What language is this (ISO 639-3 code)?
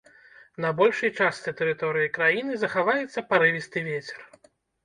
bel